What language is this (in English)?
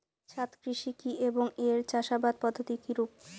Bangla